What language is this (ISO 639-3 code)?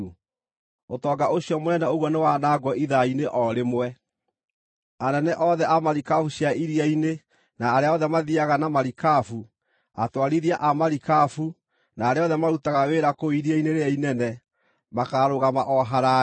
kik